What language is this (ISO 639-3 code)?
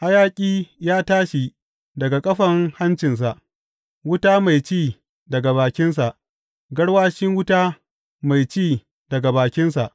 hau